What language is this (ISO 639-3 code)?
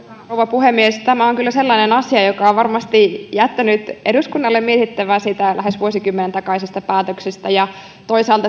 fin